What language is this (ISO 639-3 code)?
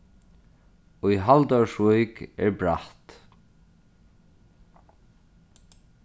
fao